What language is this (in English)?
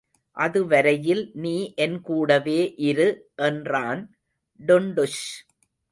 Tamil